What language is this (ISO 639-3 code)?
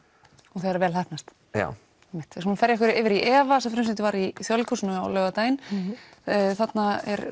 isl